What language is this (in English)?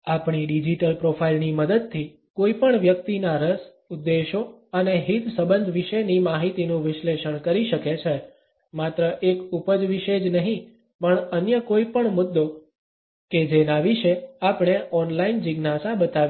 Gujarati